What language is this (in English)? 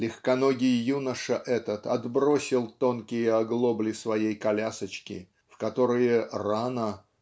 Russian